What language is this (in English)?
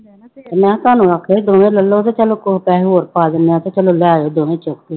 Punjabi